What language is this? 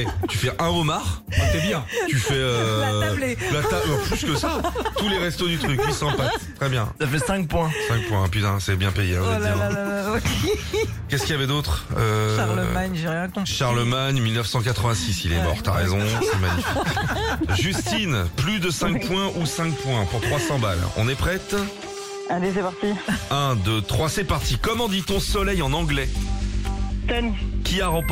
French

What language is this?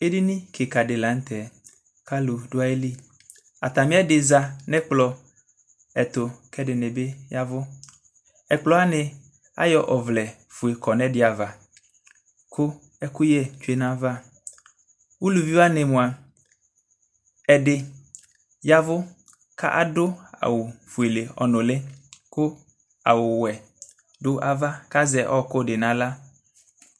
Ikposo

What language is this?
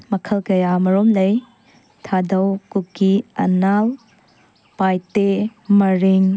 Manipuri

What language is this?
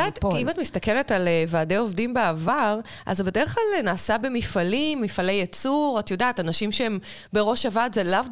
Hebrew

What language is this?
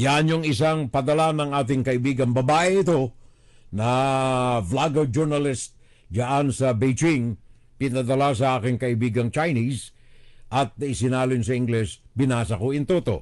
Filipino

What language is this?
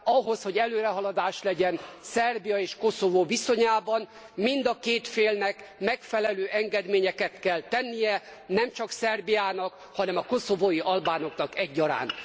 Hungarian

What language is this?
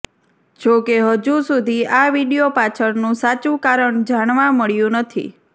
Gujarati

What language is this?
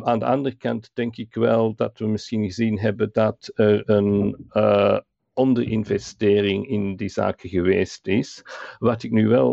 Dutch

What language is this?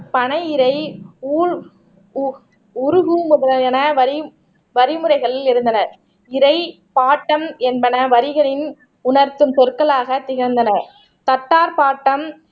Tamil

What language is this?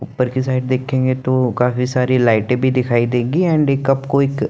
Hindi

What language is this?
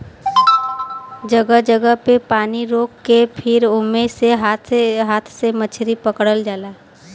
Bhojpuri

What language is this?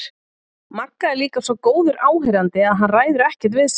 Icelandic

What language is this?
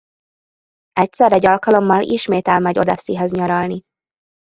Hungarian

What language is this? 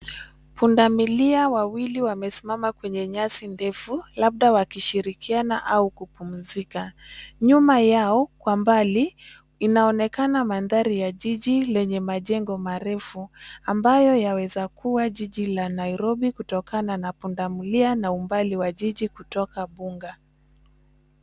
Swahili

